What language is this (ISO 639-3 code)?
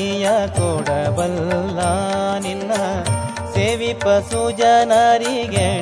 kan